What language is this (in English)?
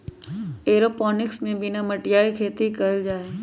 Magahi